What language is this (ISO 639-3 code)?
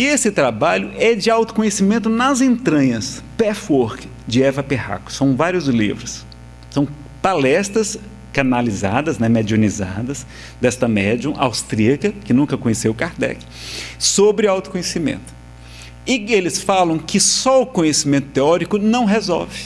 por